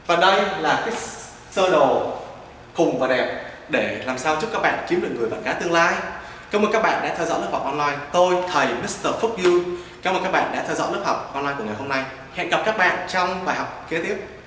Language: Vietnamese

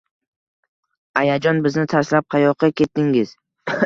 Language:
Uzbek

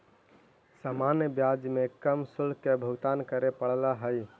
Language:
Magahi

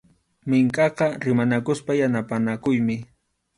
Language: Arequipa-La Unión Quechua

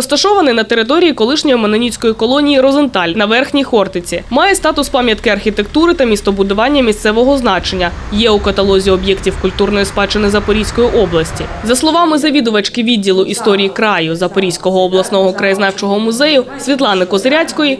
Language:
Ukrainian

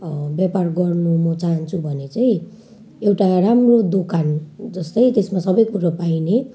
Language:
Nepali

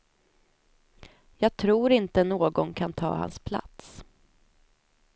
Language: Swedish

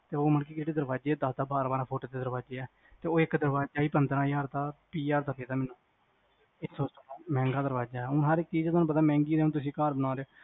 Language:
Punjabi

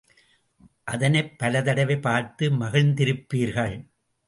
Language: Tamil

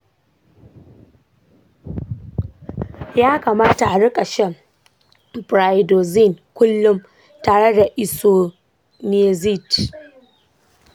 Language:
Hausa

